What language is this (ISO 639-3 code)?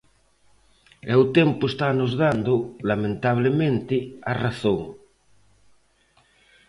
glg